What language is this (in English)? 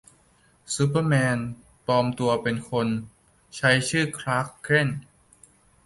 Thai